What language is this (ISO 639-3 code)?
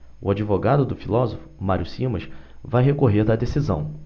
por